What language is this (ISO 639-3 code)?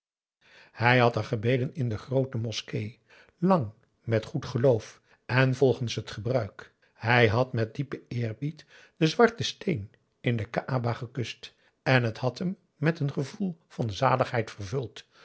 nld